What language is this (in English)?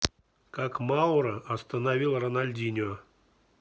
Russian